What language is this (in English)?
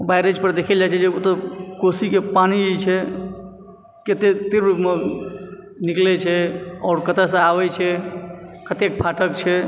Maithili